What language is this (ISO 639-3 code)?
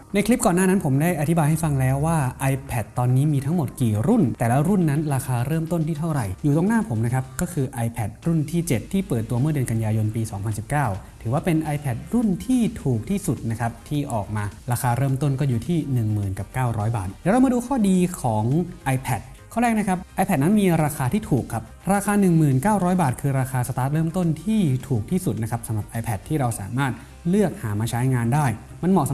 tha